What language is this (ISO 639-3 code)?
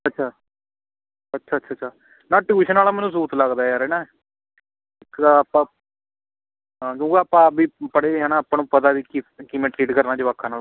pan